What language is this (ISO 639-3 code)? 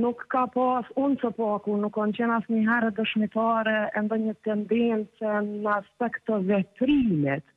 ron